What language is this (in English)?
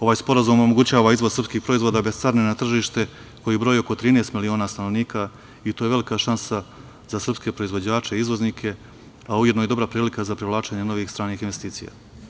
Serbian